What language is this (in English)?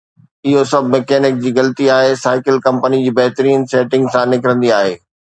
Sindhi